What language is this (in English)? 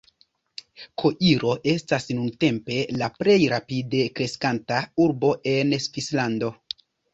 Esperanto